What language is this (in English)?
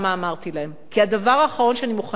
Hebrew